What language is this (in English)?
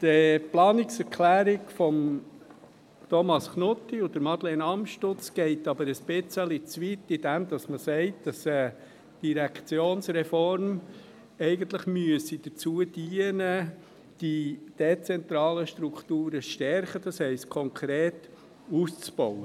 Swiss German